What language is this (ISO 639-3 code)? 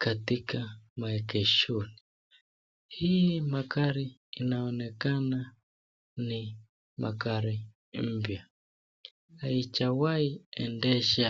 swa